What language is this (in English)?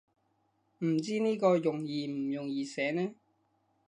Cantonese